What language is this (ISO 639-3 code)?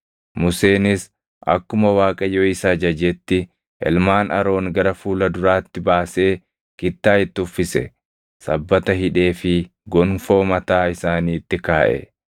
orm